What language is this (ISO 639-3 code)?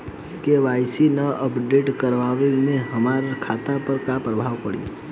bho